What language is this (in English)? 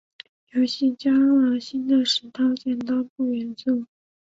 Chinese